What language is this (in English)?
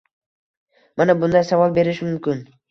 Uzbek